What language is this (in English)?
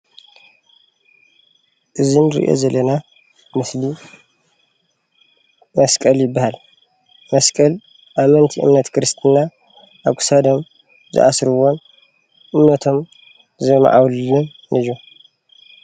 Tigrinya